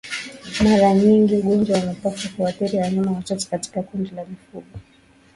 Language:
Swahili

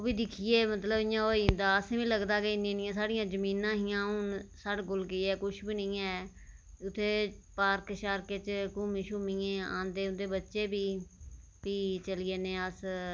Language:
Dogri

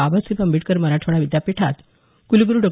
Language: Marathi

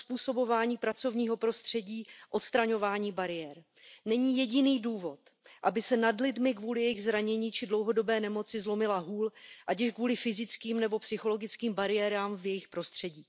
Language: Czech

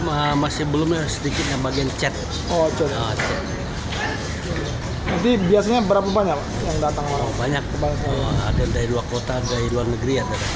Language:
Indonesian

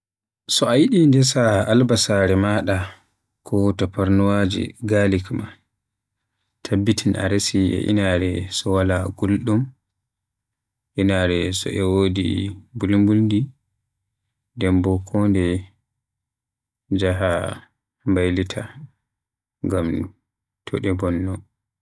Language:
Western Niger Fulfulde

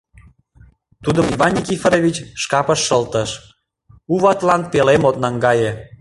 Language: Mari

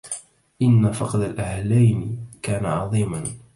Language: Arabic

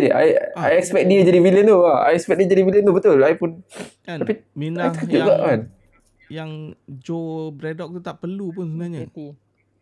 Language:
Malay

